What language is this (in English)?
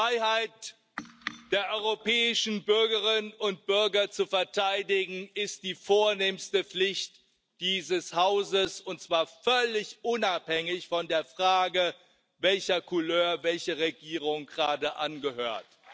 German